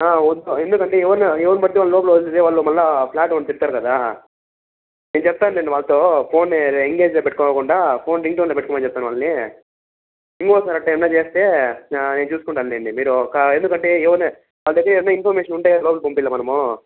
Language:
Telugu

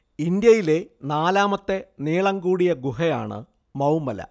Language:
Malayalam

